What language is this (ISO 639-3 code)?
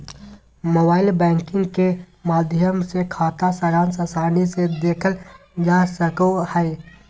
mag